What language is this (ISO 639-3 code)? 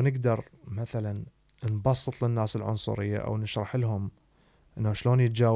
ara